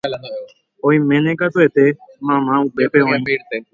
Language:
Guarani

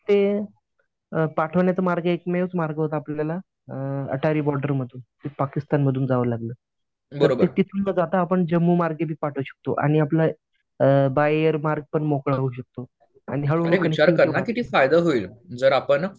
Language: Marathi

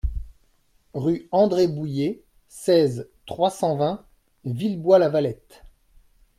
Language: French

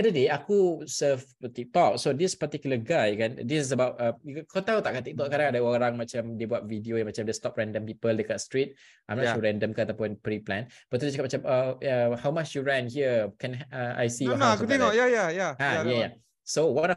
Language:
Malay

